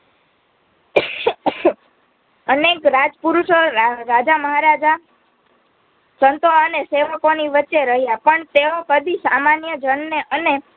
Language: Gujarati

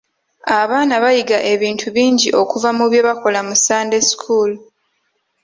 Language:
Ganda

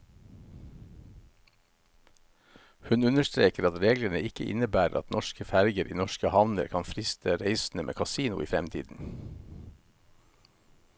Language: Norwegian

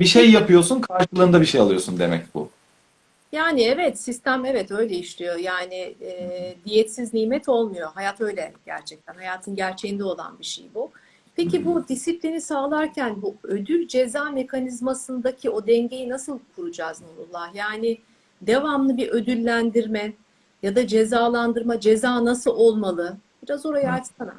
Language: Turkish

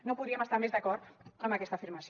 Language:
Catalan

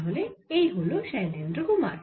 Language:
Bangla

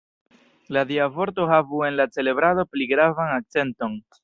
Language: Esperanto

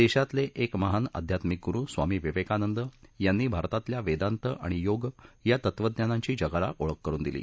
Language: Marathi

